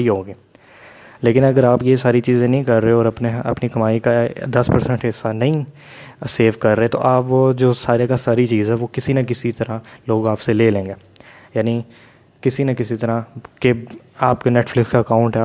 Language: Urdu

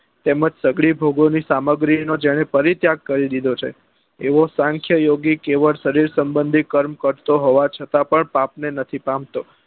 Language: Gujarati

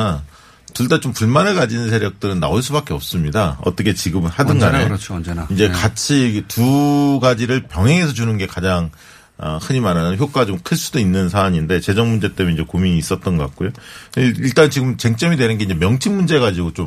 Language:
Korean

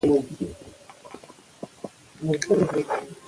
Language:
Pashto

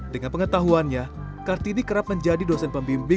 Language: Indonesian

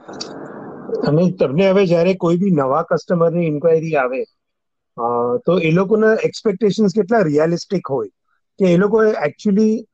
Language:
Gujarati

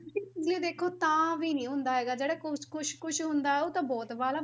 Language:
Punjabi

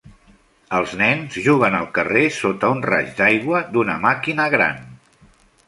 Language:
Catalan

